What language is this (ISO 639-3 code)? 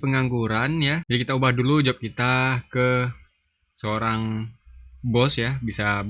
ind